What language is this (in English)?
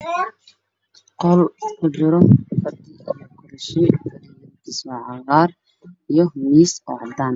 Somali